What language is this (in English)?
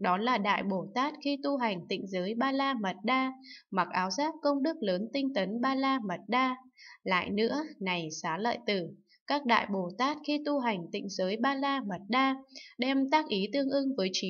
Vietnamese